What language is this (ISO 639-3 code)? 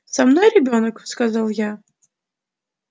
rus